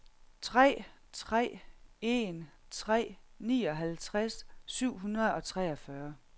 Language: Danish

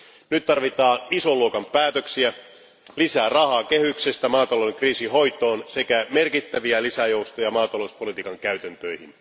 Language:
Finnish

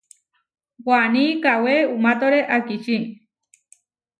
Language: Huarijio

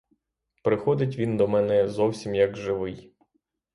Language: Ukrainian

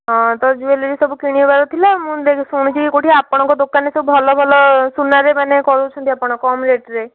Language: Odia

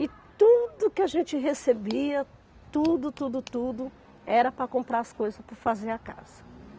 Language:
Portuguese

